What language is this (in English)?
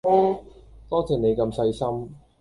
Cantonese